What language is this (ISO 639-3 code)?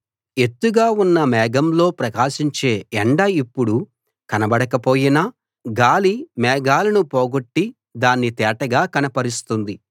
tel